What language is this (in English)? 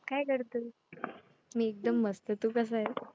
Marathi